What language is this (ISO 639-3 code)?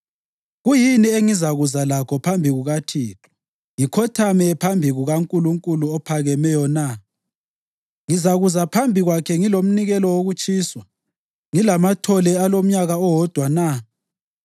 nde